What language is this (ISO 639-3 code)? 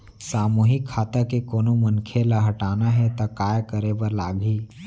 hne